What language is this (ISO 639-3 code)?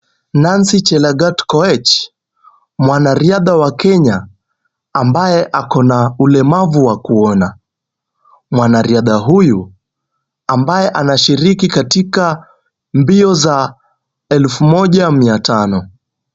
swa